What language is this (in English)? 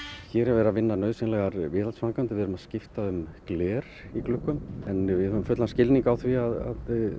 Icelandic